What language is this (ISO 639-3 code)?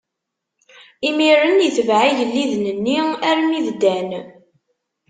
kab